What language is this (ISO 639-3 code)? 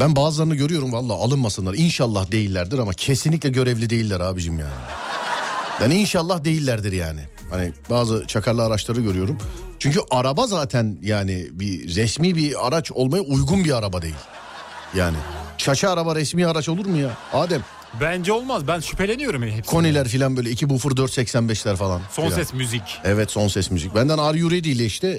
tur